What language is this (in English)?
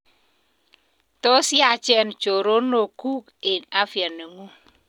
Kalenjin